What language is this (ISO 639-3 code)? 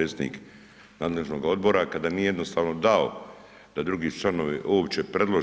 hrv